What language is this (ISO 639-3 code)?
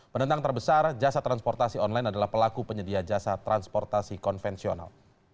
ind